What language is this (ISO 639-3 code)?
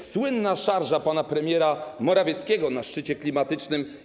pol